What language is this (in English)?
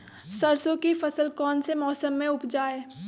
Magahi